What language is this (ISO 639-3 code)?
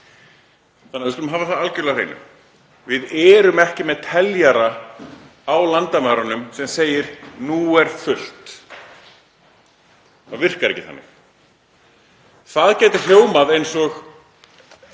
isl